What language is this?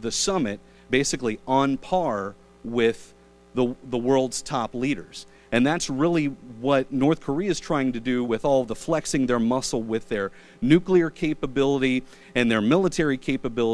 English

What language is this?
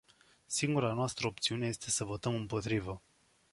Romanian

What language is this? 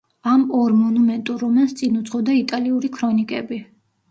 Georgian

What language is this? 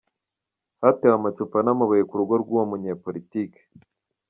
Kinyarwanda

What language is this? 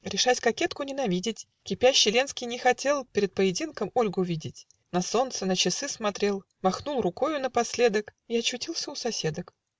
Russian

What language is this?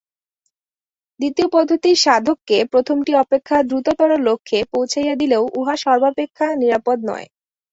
Bangla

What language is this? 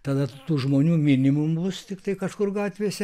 Lithuanian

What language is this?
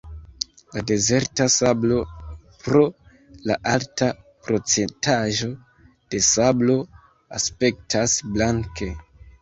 Esperanto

